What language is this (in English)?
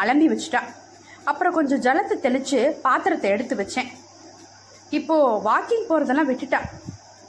Tamil